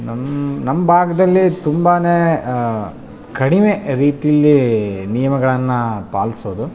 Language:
Kannada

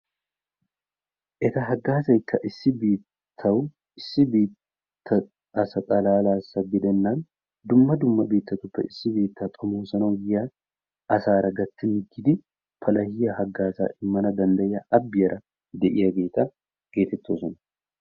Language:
Wolaytta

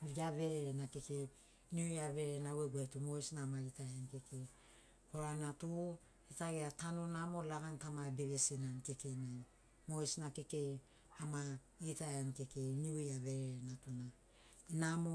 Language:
Sinaugoro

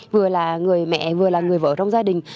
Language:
Vietnamese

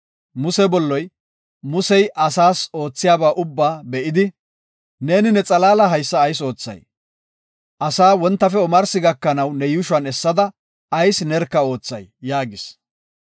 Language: Gofa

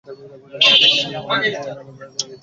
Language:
Bangla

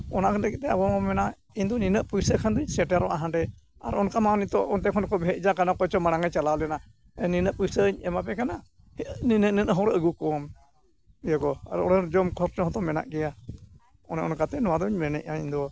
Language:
Santali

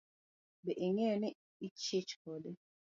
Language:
Luo (Kenya and Tanzania)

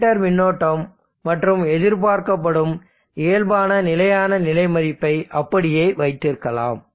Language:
Tamil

